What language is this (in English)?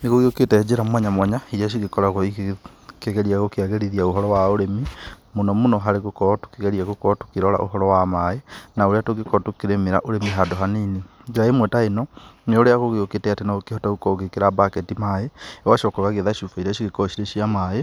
Kikuyu